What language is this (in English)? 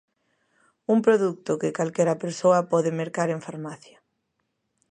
Galician